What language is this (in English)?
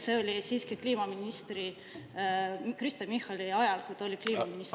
Estonian